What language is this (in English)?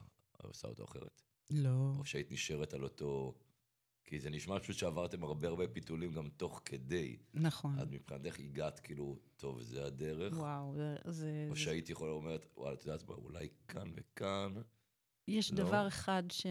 Hebrew